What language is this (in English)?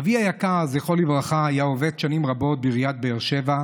Hebrew